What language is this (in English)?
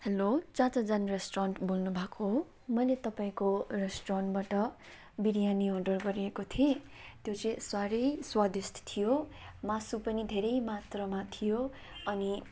Nepali